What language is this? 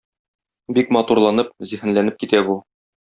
Tatar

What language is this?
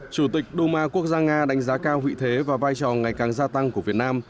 Vietnamese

